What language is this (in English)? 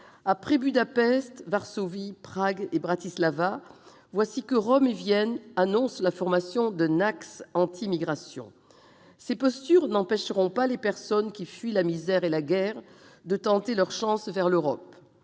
French